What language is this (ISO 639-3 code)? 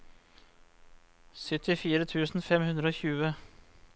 nor